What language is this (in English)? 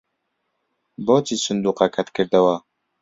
Central Kurdish